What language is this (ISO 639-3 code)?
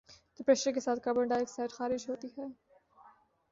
urd